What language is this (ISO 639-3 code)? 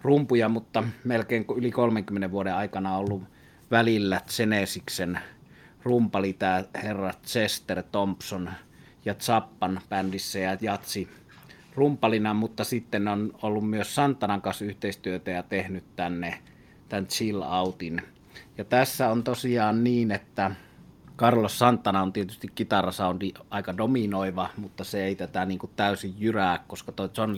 fin